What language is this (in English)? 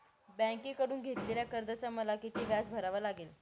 Marathi